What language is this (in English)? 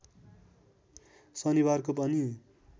Nepali